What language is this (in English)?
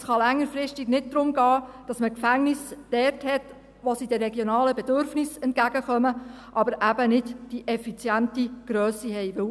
Swiss German